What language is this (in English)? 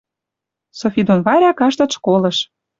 Western Mari